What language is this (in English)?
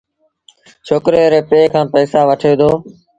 Sindhi Bhil